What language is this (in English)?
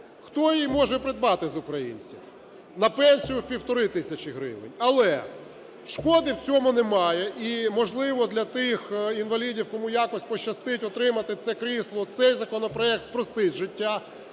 Ukrainian